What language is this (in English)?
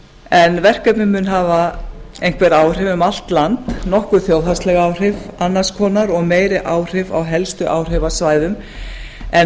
Icelandic